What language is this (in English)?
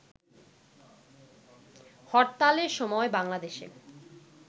Bangla